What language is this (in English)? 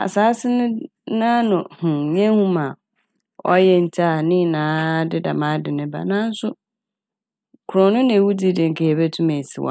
Akan